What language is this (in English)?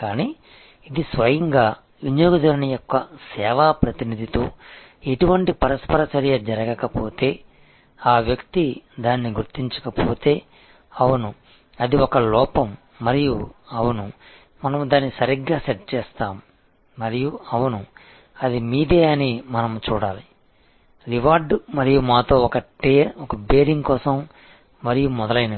Telugu